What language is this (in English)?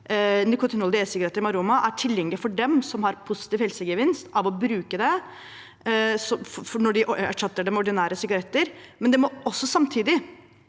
Norwegian